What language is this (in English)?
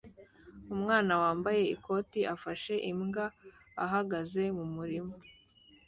Kinyarwanda